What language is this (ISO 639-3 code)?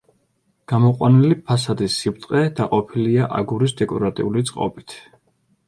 kat